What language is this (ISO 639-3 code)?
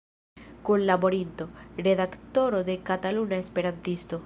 epo